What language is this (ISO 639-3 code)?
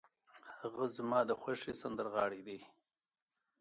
pus